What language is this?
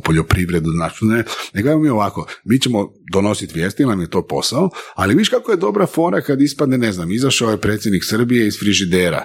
Croatian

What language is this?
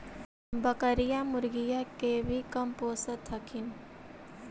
Magahi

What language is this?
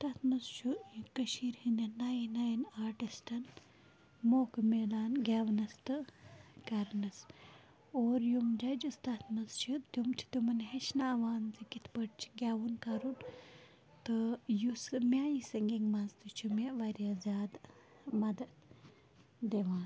Kashmiri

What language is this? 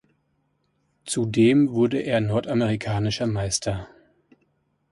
German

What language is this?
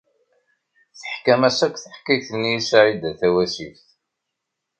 Kabyle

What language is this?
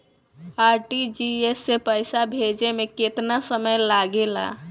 Bhojpuri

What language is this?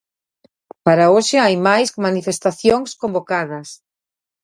Galician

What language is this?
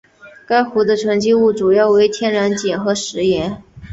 Chinese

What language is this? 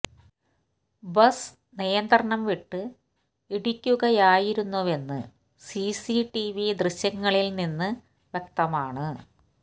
Malayalam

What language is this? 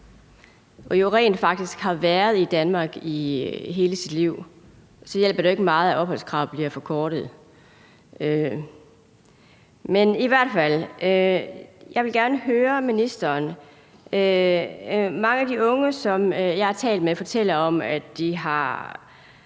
Danish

